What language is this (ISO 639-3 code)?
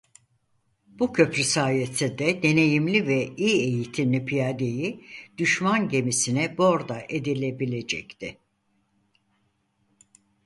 tur